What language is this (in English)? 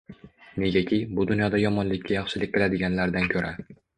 Uzbek